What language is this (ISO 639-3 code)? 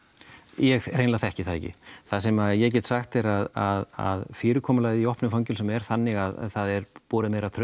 isl